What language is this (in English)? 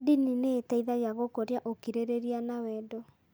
Kikuyu